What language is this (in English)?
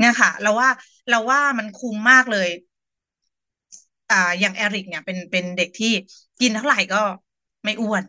Thai